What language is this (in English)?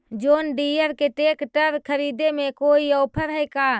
Magahi